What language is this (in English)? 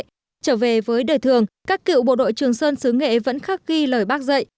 Vietnamese